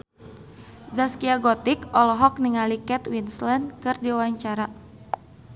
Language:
Sundanese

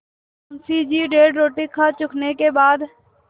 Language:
Hindi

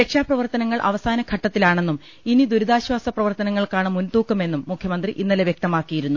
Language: Malayalam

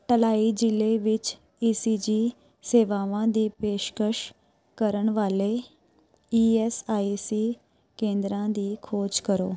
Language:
Punjabi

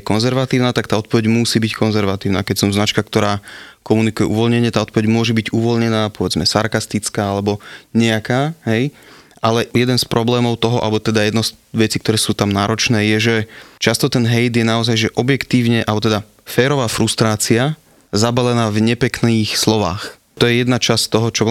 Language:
Slovak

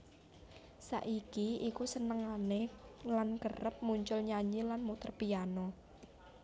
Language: Javanese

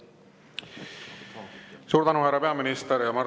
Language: Estonian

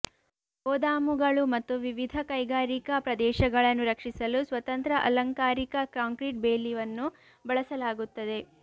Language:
Kannada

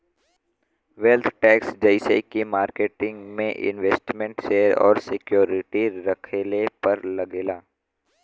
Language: Bhojpuri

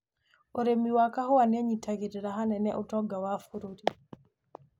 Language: Kikuyu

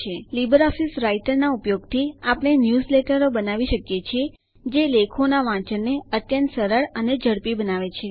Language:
Gujarati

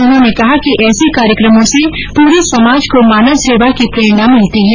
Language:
Hindi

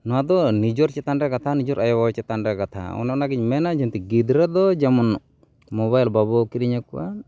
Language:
Santali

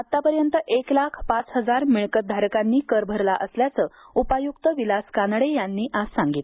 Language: Marathi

